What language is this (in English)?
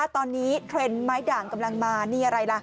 Thai